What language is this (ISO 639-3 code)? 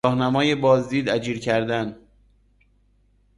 fas